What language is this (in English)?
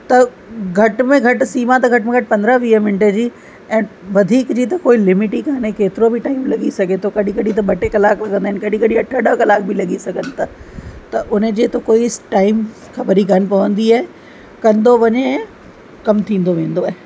Sindhi